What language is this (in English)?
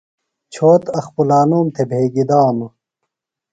Phalura